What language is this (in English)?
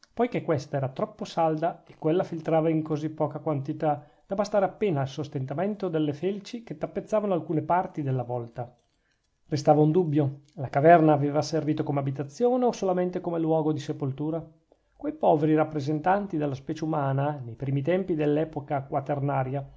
Italian